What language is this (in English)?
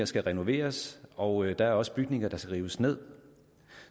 Danish